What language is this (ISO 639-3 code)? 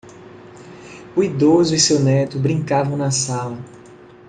por